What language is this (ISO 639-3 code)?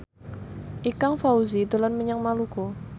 jav